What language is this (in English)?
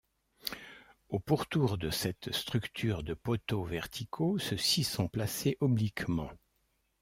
French